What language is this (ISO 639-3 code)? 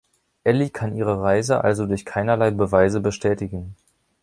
deu